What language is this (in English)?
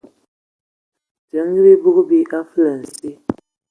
Ewondo